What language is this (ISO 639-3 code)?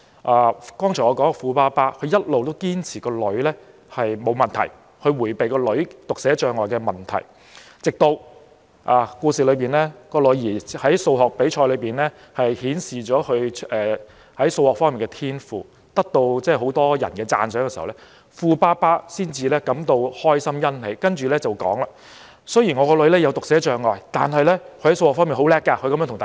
yue